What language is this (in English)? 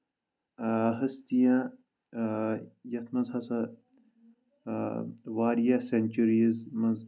Kashmiri